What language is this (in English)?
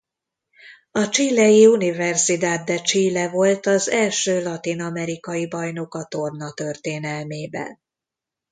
Hungarian